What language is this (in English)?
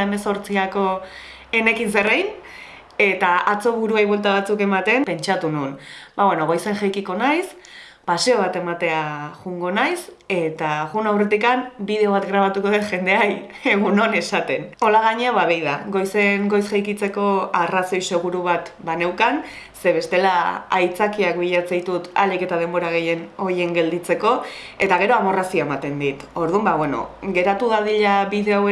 Basque